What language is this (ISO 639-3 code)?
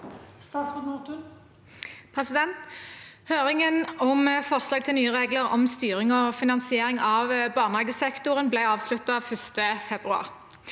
nor